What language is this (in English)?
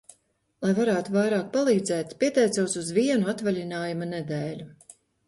Latvian